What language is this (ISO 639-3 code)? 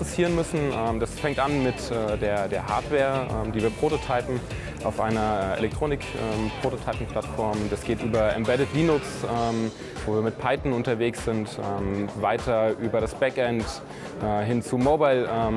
deu